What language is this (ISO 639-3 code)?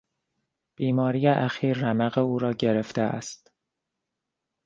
fas